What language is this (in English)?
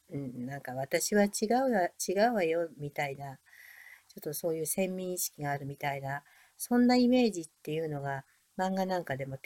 Japanese